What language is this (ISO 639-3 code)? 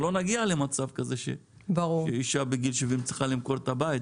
heb